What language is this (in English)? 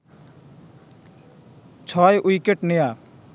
Bangla